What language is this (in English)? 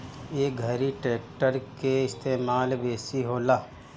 Bhojpuri